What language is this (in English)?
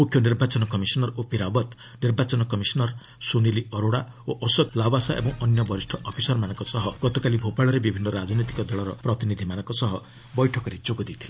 Odia